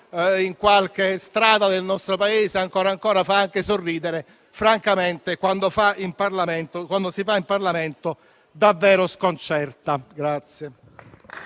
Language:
Italian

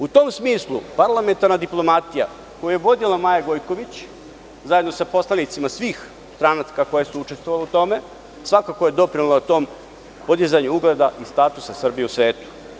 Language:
Serbian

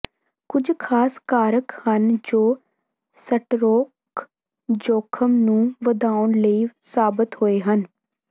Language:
Punjabi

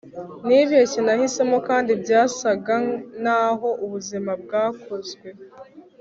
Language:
Kinyarwanda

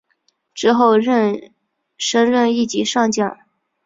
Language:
Chinese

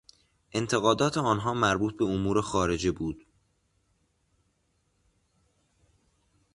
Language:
Persian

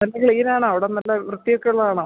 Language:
Malayalam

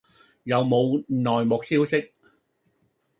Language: Cantonese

